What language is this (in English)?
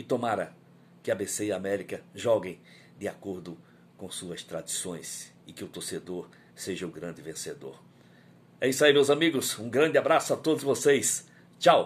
Portuguese